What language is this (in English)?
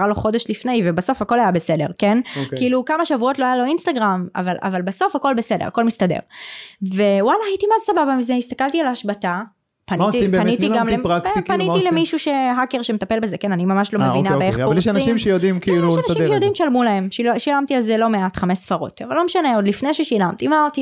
Hebrew